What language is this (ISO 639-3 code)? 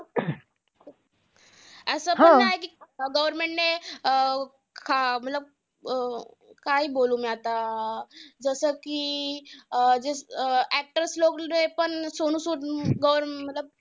mar